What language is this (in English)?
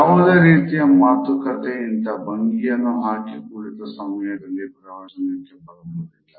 Kannada